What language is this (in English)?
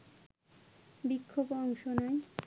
Bangla